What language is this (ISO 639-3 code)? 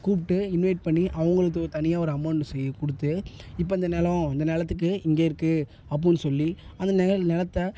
tam